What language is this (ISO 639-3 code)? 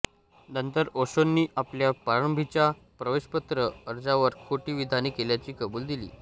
mar